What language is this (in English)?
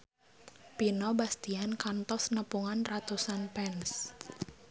Sundanese